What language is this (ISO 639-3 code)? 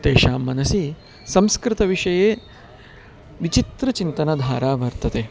san